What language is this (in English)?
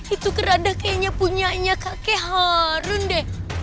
Indonesian